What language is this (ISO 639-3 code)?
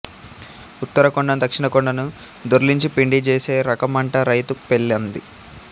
tel